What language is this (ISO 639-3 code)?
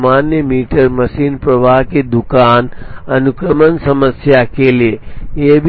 hin